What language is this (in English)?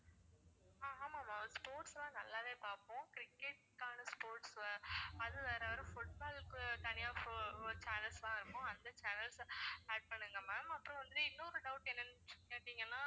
Tamil